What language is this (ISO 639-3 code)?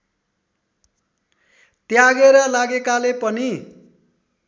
nep